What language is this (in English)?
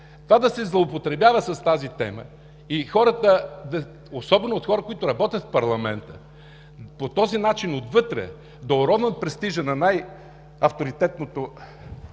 Bulgarian